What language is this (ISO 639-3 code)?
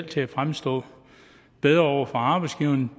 dan